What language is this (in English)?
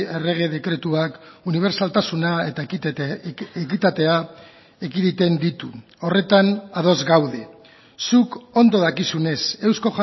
Basque